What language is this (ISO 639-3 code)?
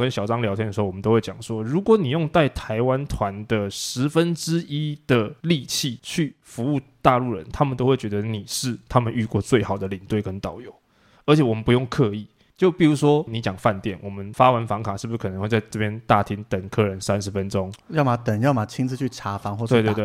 zho